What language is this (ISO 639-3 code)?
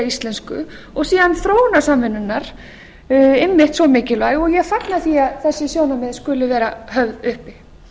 isl